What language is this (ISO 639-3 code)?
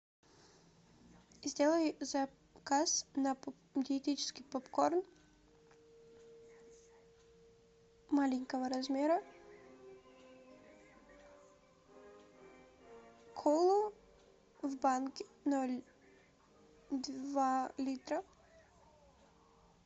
rus